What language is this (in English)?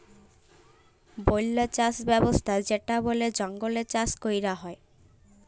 Bangla